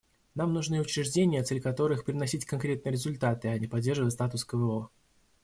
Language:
Russian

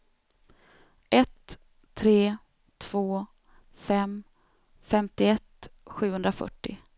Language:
Swedish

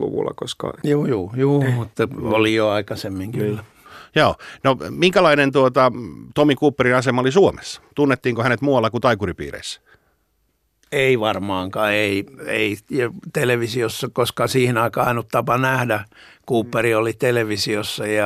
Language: Finnish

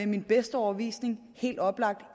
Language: Danish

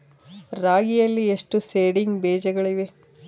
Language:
Kannada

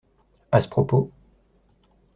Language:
French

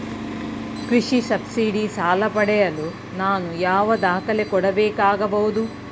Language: Kannada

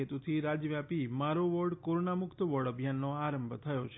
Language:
Gujarati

